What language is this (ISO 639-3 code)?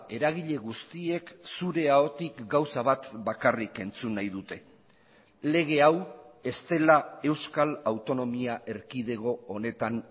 eus